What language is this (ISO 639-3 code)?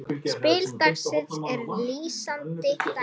isl